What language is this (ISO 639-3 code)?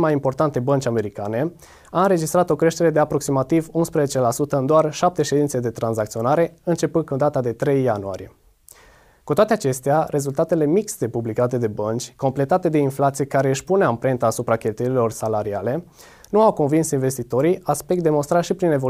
ron